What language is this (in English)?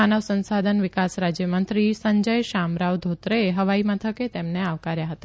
Gujarati